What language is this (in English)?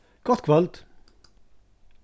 Faroese